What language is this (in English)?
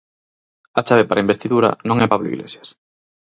Galician